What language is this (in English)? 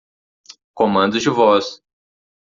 Portuguese